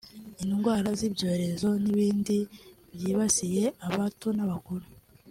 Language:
Kinyarwanda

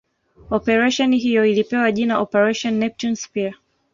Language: Swahili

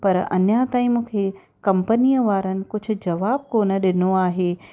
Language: Sindhi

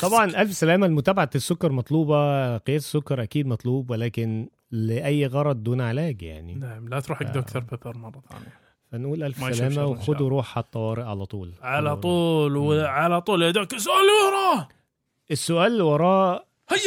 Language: Arabic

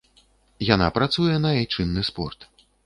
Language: Belarusian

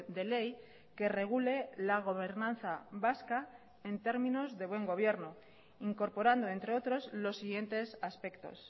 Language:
Spanish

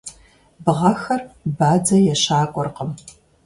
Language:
Kabardian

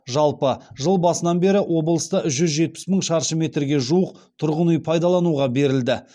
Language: Kazakh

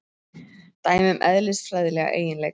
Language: Icelandic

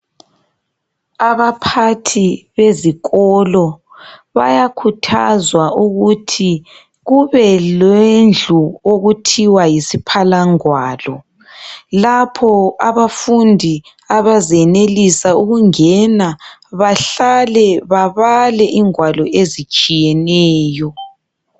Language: North Ndebele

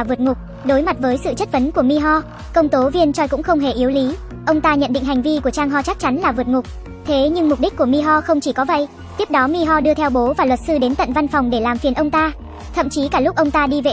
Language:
Vietnamese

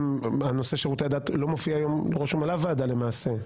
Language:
Hebrew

